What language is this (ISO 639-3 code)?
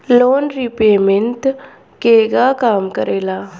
bho